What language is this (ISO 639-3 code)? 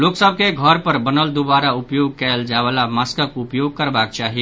mai